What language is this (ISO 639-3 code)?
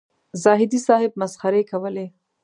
pus